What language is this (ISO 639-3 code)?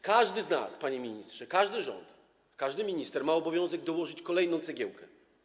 pol